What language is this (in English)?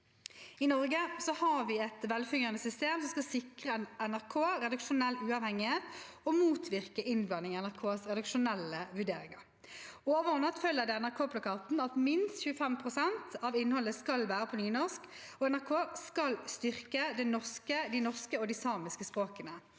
Norwegian